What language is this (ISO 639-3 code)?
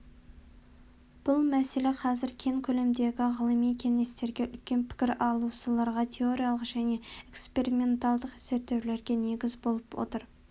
kaz